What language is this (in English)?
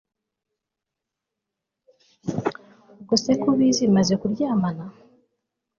Kinyarwanda